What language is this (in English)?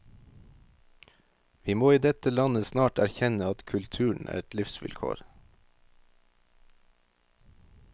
Norwegian